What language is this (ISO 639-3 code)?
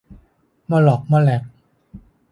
tha